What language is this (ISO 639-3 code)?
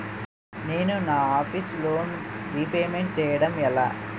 tel